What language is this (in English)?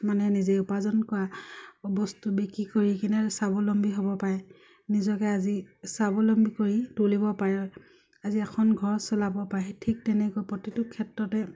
Assamese